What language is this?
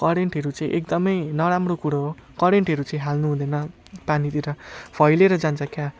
Nepali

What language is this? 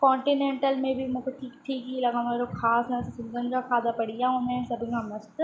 Sindhi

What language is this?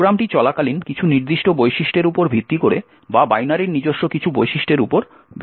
Bangla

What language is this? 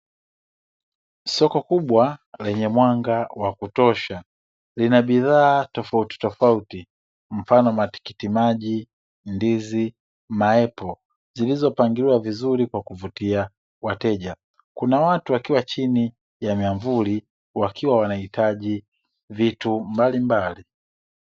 Swahili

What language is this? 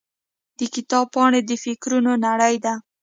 Pashto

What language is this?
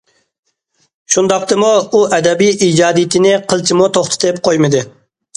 Uyghur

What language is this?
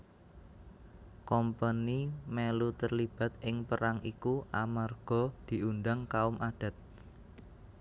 Javanese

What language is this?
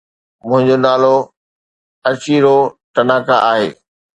Sindhi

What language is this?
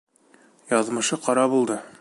Bashkir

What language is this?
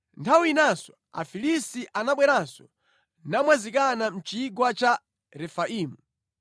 Nyanja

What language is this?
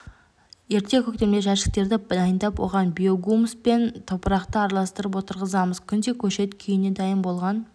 Kazakh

